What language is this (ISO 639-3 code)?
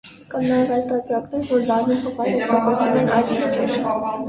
hye